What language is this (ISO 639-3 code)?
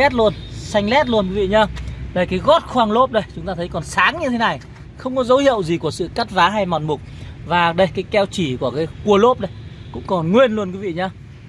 vie